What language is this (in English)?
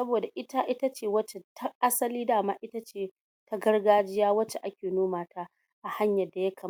Hausa